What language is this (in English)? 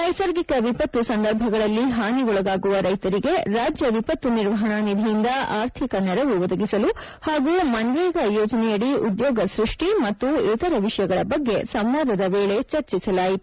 Kannada